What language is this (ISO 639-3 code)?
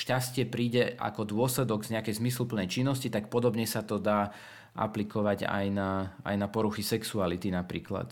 slk